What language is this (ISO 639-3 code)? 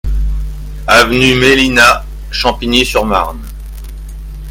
fra